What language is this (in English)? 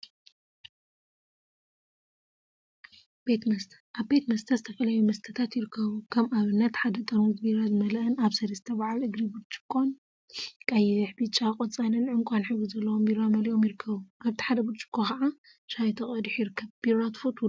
Tigrinya